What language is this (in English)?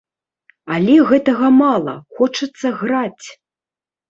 Belarusian